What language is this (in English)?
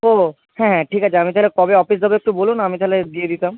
Bangla